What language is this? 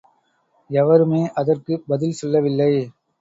Tamil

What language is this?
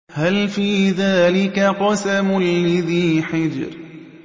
Arabic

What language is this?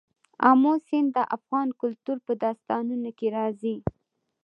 Pashto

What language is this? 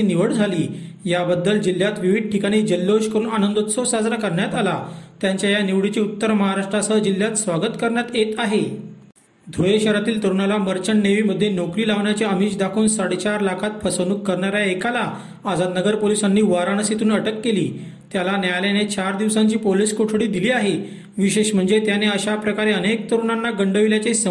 Marathi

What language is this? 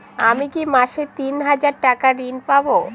Bangla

